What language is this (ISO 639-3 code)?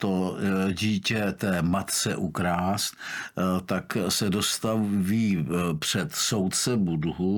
ces